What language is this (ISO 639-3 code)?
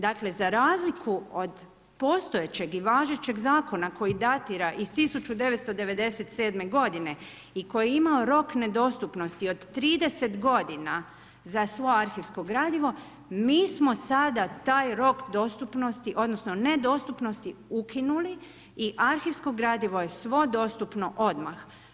hrv